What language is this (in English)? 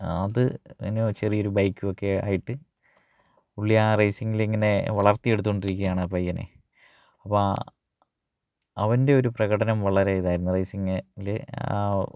Malayalam